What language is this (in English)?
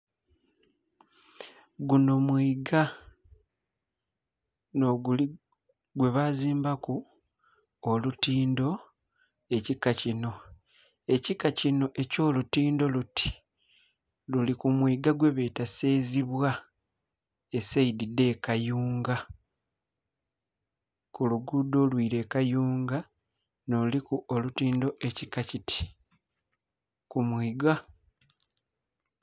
Soga